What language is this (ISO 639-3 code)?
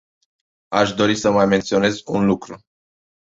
ron